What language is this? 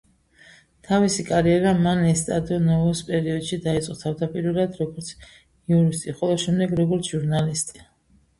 Georgian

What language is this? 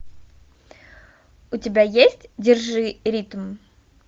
Russian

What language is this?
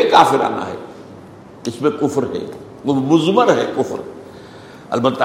Urdu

